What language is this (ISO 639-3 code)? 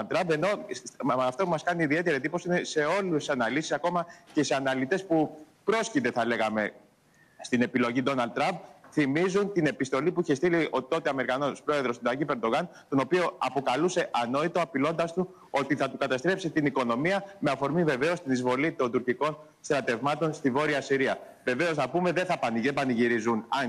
ell